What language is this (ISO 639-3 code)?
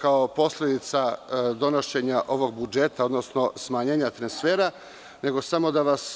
srp